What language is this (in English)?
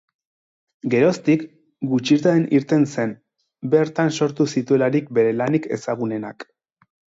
Basque